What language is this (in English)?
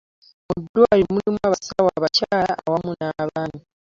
Ganda